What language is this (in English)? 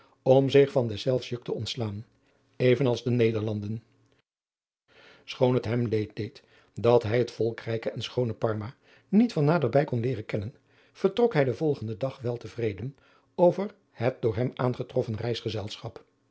Dutch